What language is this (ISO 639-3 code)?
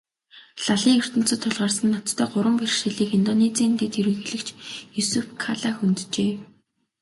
mon